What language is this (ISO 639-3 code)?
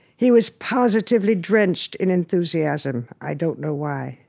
eng